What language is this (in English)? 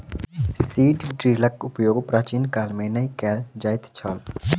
Maithili